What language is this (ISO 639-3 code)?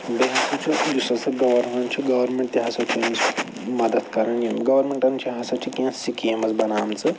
kas